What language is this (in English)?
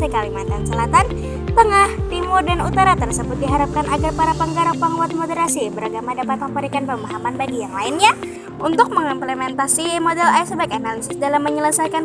Indonesian